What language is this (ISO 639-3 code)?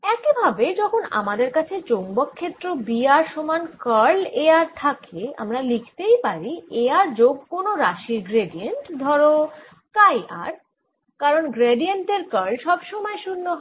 ben